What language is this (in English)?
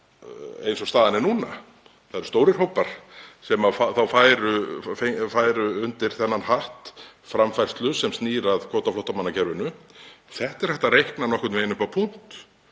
Icelandic